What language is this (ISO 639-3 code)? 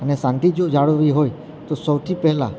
guj